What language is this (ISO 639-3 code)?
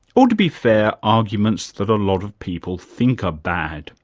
eng